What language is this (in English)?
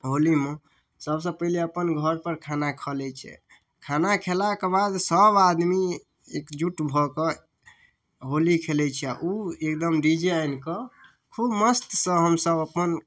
Maithili